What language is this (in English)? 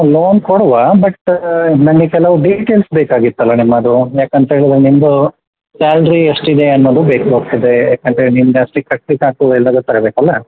Kannada